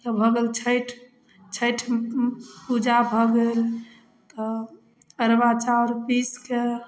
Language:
Maithili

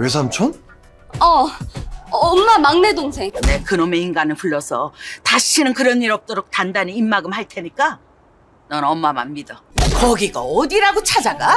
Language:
Korean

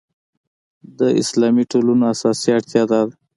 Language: Pashto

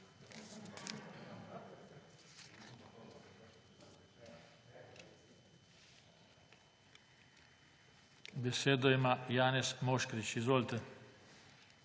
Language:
Slovenian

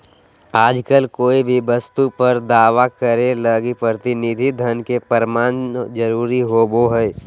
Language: Magahi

